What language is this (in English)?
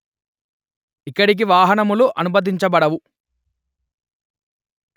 Telugu